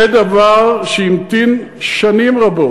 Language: Hebrew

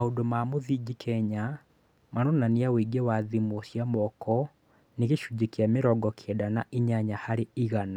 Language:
Kikuyu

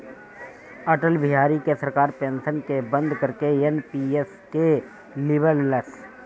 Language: Bhojpuri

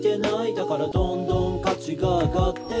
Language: Japanese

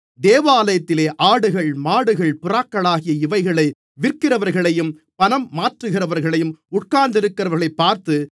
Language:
Tamil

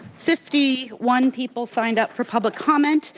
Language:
English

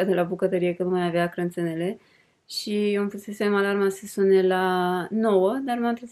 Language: Romanian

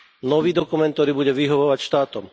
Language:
Slovak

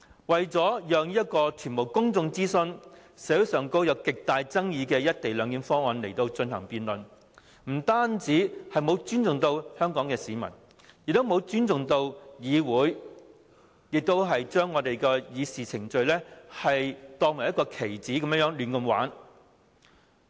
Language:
Cantonese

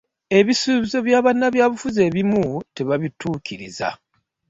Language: Ganda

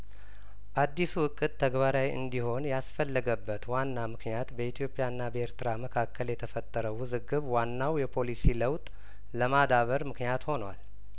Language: Amharic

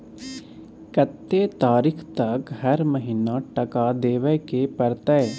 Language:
Maithili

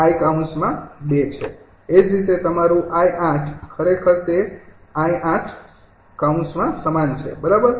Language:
Gujarati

